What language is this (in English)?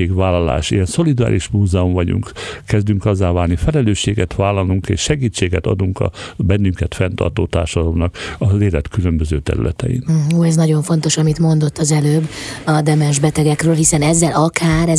Hungarian